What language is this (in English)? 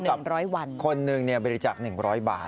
Thai